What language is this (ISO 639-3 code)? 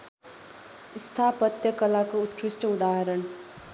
nep